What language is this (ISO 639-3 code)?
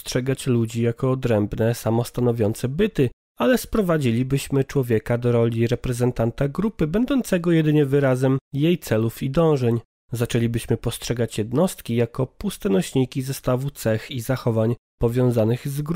pol